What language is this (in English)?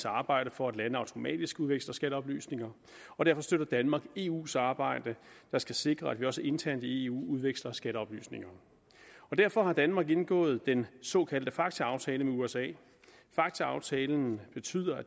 Danish